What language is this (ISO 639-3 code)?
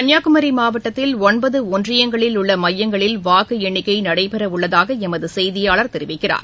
tam